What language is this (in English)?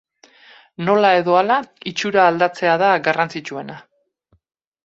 Basque